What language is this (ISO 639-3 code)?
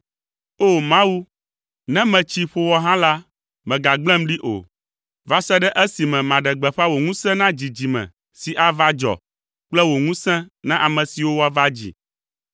ewe